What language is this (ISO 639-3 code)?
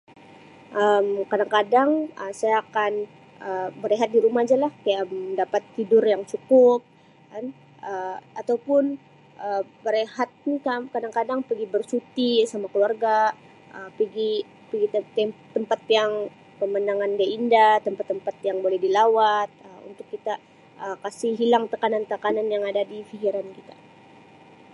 msi